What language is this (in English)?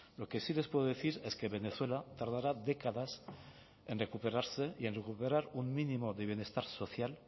Spanish